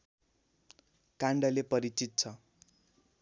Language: Nepali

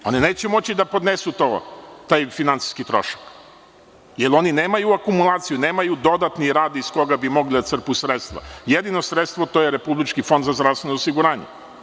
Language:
Serbian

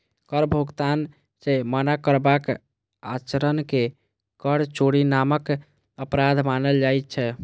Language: Maithili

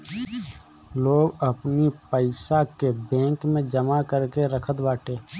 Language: Bhojpuri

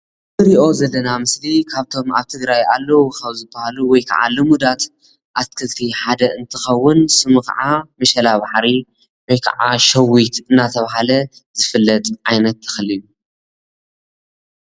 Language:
Tigrinya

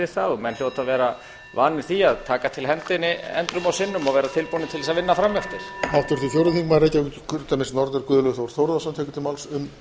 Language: Icelandic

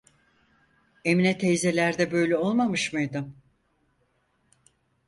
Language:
Turkish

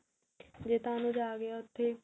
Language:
Punjabi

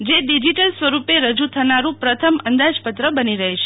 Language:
Gujarati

